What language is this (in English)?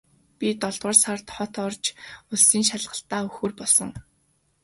Mongolian